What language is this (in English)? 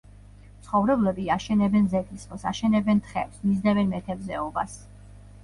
Georgian